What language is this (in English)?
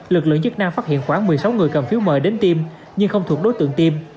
Vietnamese